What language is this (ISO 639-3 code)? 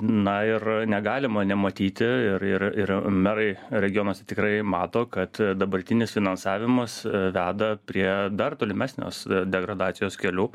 lit